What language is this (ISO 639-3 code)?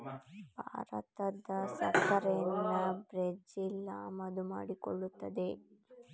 kan